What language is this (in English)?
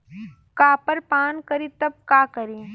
Bhojpuri